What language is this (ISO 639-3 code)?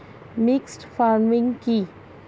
ben